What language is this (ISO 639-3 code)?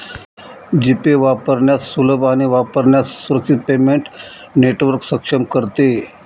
mar